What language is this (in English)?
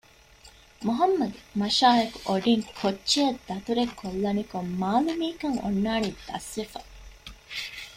Divehi